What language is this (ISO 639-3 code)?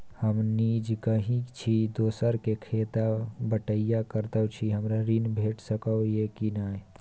mai